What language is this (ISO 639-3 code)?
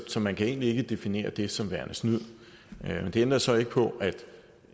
dan